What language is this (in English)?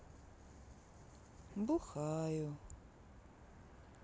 Russian